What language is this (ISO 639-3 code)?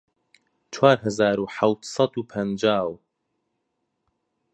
ckb